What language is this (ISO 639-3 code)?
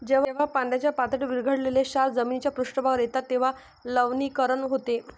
mar